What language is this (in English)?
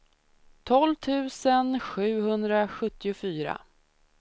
Swedish